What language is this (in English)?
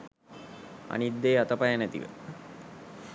Sinhala